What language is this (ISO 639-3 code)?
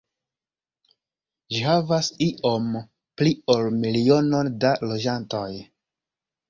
epo